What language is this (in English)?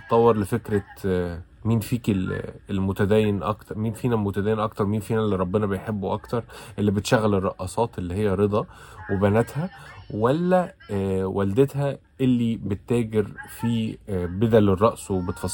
Arabic